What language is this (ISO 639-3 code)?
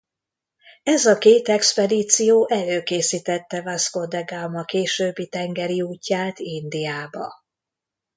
hun